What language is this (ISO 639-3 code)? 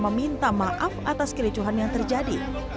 ind